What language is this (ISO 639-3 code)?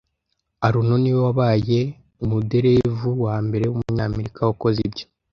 kin